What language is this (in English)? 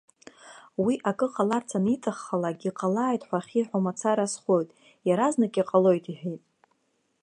Abkhazian